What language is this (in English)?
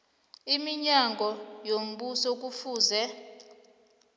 South Ndebele